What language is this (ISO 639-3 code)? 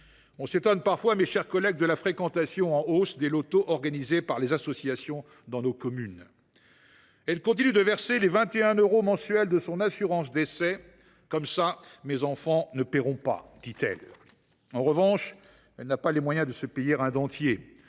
fra